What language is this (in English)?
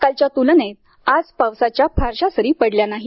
Marathi